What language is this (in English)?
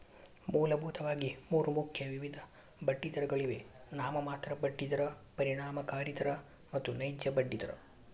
Kannada